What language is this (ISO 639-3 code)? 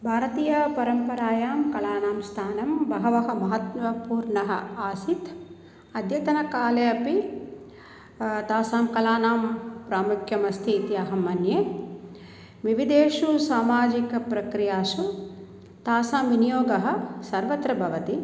san